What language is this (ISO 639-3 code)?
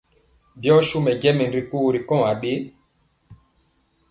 mcx